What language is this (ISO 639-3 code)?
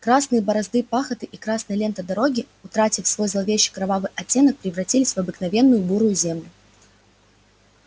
rus